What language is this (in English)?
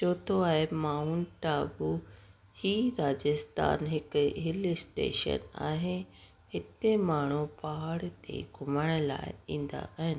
Sindhi